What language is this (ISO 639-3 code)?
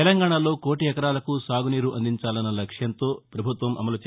tel